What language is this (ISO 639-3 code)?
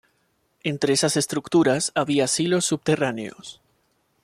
spa